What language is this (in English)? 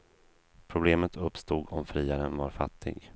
Swedish